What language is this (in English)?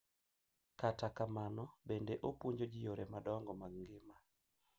Luo (Kenya and Tanzania)